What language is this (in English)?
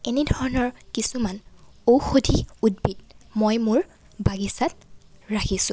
Assamese